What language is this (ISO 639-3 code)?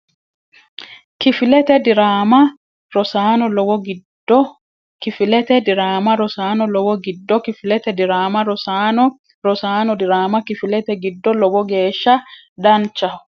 sid